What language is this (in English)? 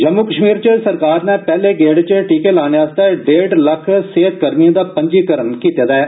Dogri